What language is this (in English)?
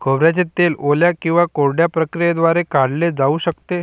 Marathi